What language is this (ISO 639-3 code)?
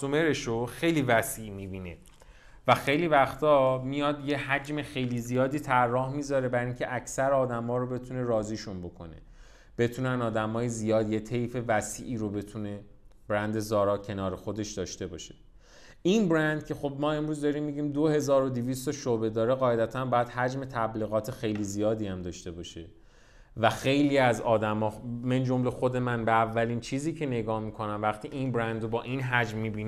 fas